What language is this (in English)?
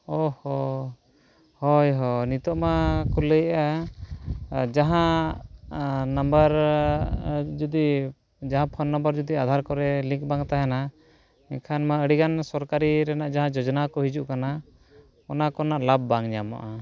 Santali